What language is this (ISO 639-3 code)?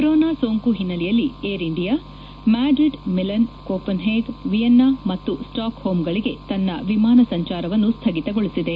kan